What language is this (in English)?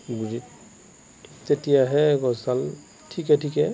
Assamese